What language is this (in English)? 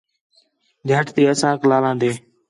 Khetrani